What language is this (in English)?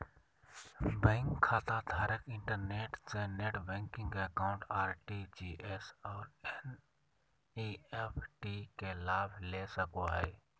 Magahi